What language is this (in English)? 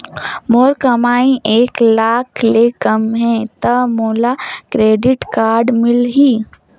Chhattisgarhi